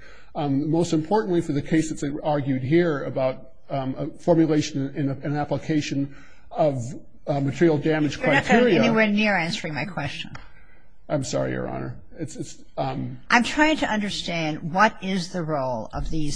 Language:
English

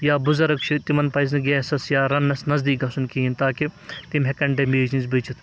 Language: Kashmiri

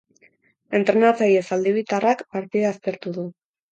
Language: Basque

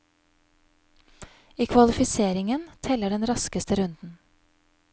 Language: Norwegian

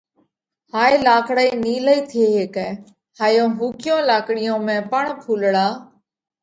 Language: Parkari Koli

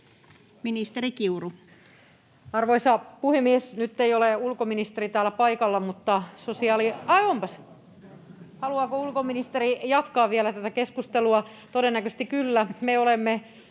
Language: Finnish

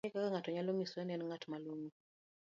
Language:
Luo (Kenya and Tanzania)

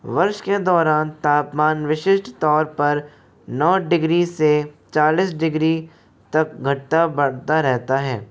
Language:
Hindi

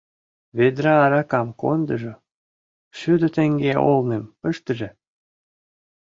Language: Mari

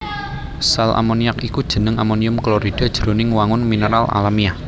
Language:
Javanese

